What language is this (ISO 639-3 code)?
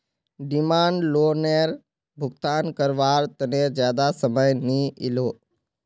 mag